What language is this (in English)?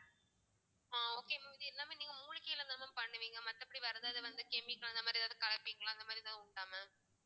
Tamil